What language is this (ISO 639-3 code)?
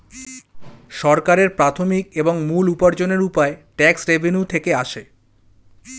ben